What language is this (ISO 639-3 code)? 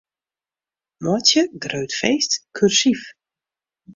fry